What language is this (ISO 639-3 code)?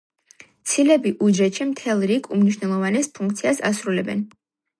kat